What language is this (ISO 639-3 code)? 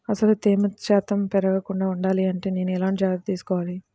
tel